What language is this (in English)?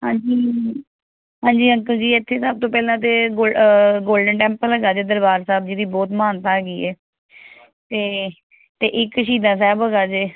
Punjabi